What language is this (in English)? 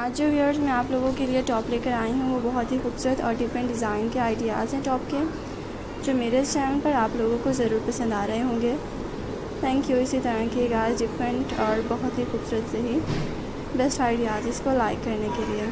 Hindi